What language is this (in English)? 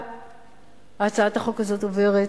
Hebrew